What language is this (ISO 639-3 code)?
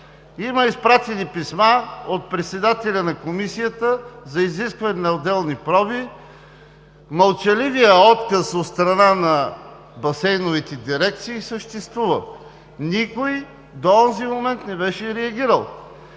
bul